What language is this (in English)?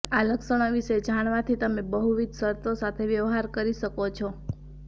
Gujarati